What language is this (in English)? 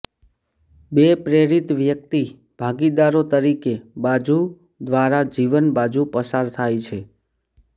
Gujarati